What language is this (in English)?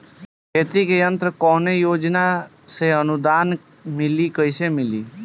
Bhojpuri